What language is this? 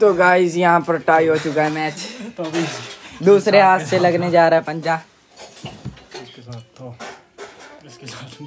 Hindi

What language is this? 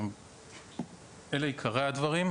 Hebrew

